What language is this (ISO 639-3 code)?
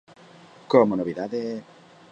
glg